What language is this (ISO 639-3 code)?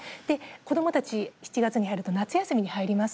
jpn